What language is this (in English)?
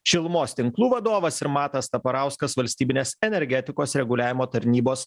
Lithuanian